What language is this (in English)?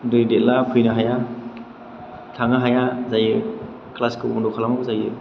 Bodo